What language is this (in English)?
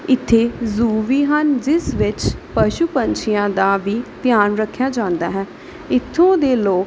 Punjabi